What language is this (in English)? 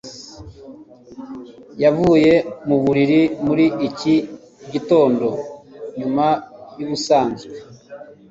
Kinyarwanda